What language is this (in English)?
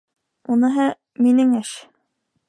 Bashkir